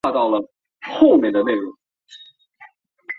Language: Chinese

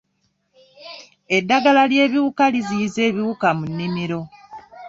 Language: Ganda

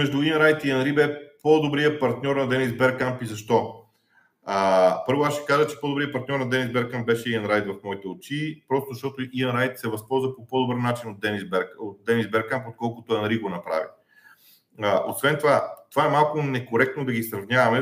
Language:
Bulgarian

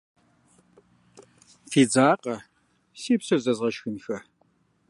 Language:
Kabardian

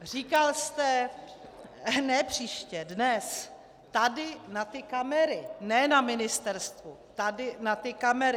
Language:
Czech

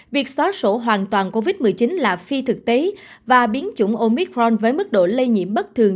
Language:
Vietnamese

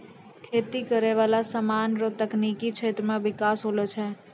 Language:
Maithili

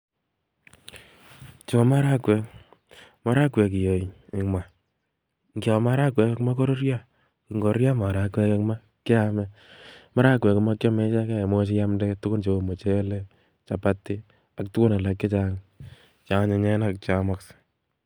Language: Kalenjin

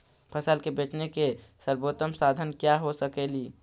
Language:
Magahi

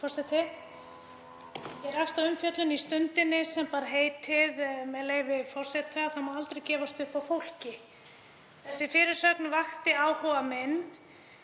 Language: Icelandic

